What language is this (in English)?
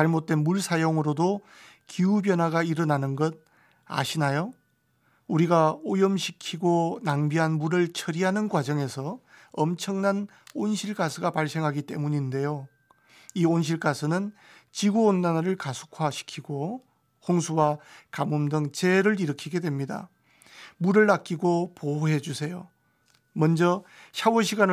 Korean